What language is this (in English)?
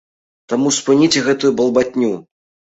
Belarusian